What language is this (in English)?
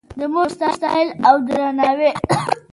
Pashto